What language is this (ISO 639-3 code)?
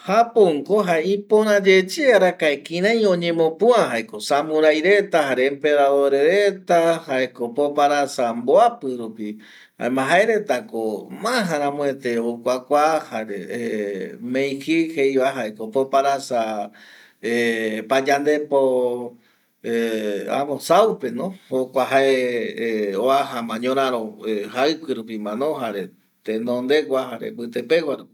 gui